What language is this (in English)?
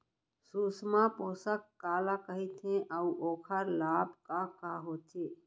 Chhattisgarhi